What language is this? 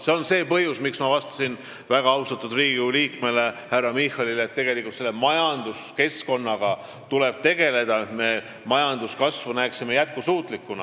Estonian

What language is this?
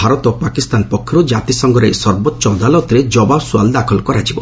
Odia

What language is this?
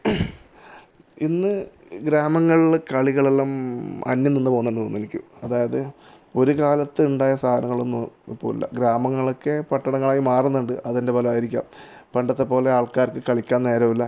Malayalam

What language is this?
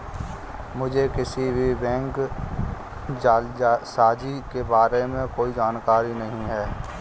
Hindi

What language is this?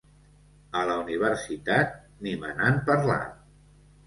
Catalan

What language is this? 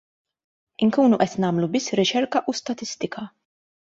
Maltese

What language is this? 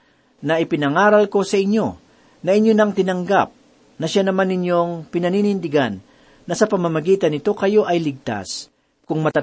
Filipino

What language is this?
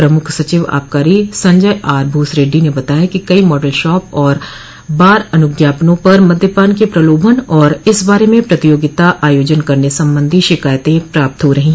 Hindi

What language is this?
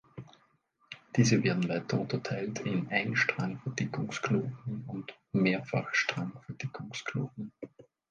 German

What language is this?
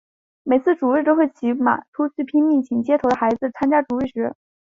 Chinese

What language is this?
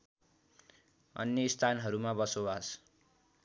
Nepali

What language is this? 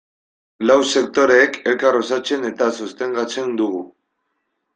Basque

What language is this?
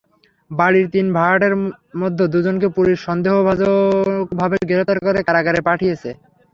Bangla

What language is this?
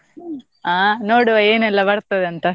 Kannada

